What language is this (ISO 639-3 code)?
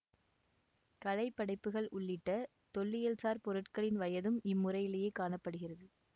tam